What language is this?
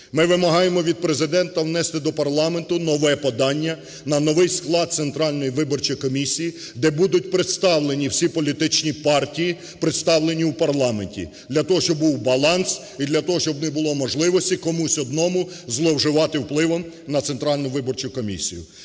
Ukrainian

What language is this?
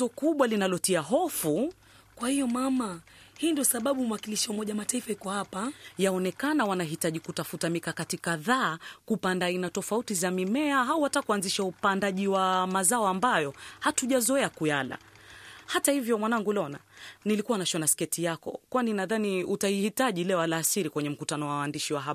Swahili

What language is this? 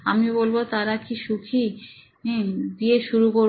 Bangla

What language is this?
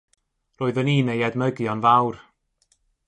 Welsh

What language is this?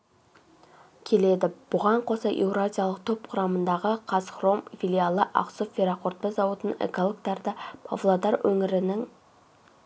Kazakh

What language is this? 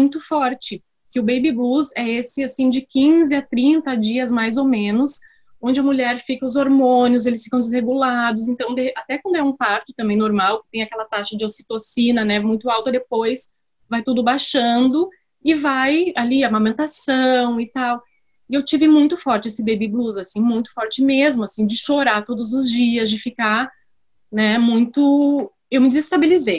Portuguese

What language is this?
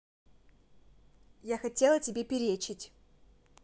Russian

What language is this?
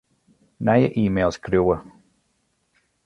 Western Frisian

